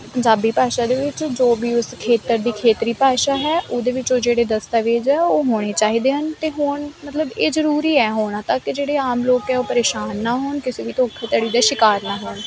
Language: Punjabi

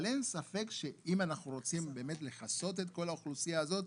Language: Hebrew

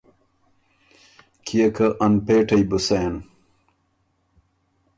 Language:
Ormuri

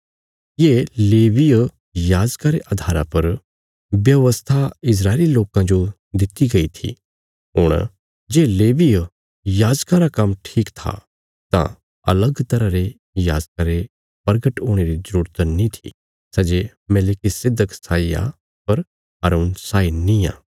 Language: Bilaspuri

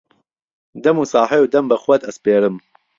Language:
Central Kurdish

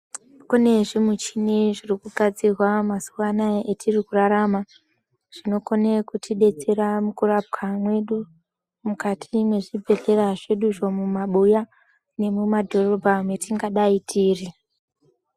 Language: Ndau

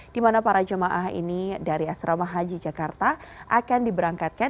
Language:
Indonesian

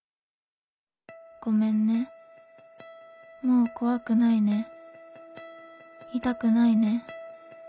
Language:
Japanese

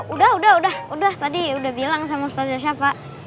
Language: Indonesian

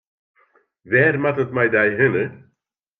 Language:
Western Frisian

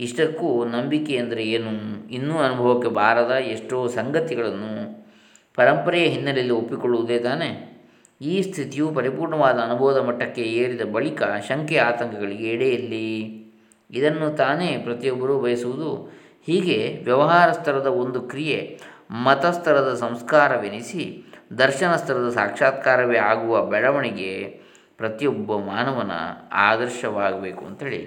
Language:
Kannada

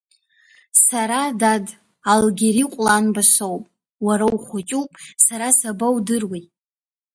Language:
Abkhazian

